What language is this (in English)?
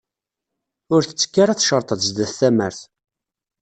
Kabyle